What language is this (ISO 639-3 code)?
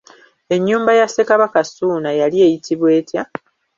lug